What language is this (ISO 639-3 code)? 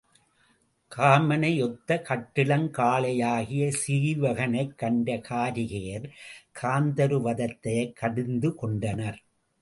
tam